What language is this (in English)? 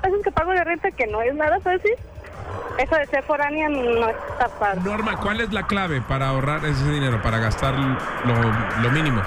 Spanish